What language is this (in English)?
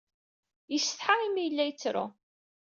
Kabyle